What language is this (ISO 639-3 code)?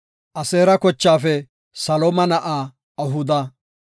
gof